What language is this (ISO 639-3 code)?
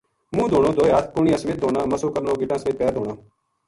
gju